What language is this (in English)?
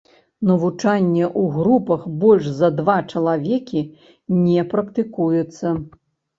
Belarusian